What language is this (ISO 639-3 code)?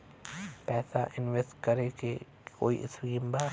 bho